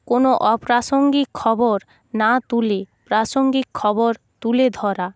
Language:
Bangla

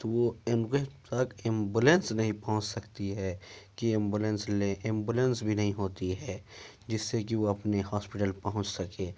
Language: Urdu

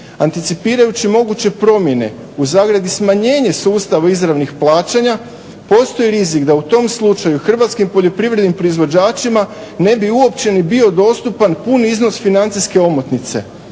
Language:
Croatian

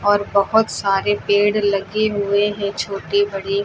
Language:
Hindi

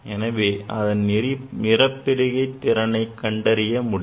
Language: Tamil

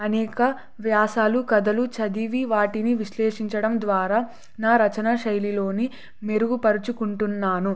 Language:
Telugu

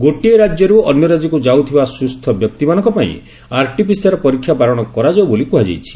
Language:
Odia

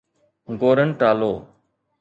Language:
Sindhi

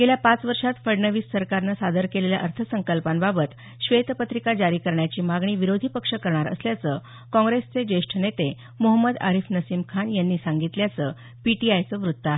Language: Marathi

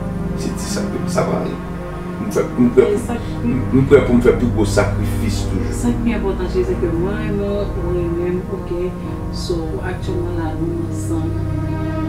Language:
French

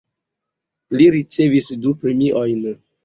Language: Esperanto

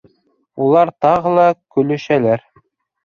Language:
Bashkir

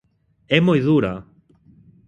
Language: Galician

